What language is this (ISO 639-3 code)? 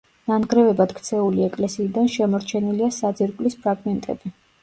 kat